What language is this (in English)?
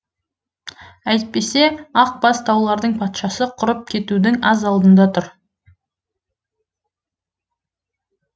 Kazakh